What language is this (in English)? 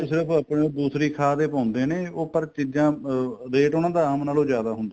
Punjabi